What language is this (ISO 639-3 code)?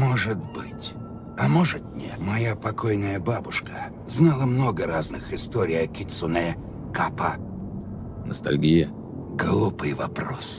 rus